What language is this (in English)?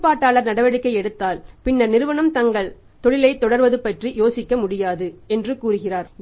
Tamil